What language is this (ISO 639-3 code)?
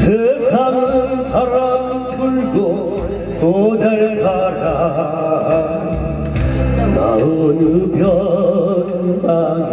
ara